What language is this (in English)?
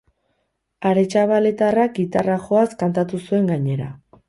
Basque